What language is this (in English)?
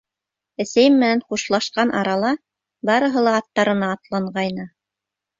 Bashkir